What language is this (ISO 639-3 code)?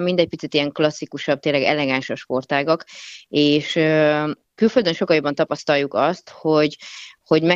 hun